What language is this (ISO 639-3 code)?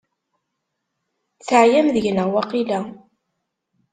kab